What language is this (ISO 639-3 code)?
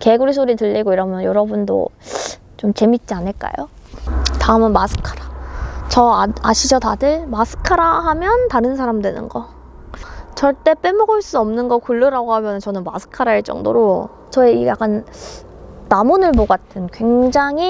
kor